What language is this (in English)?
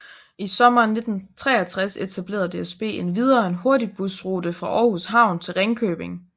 Danish